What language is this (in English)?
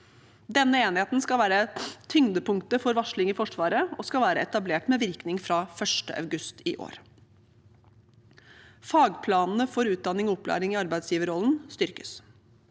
Norwegian